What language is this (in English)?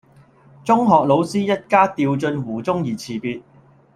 Cantonese